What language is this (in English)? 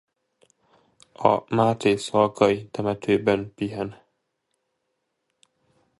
Hungarian